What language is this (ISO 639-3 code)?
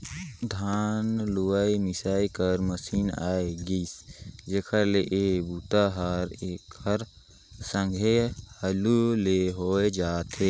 hne